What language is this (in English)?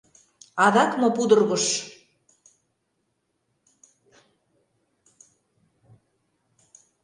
Mari